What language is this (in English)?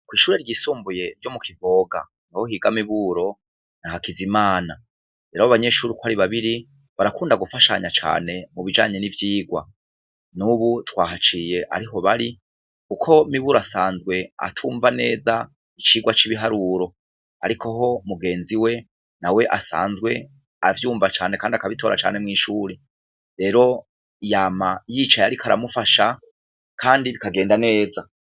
Rundi